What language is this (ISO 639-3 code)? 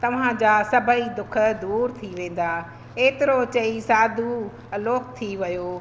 snd